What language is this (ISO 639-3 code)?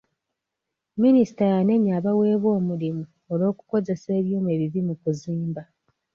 lug